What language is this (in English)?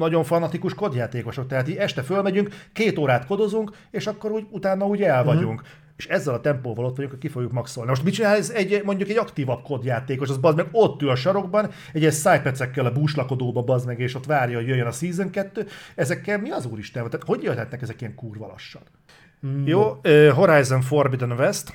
Hungarian